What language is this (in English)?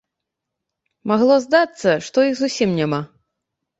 Belarusian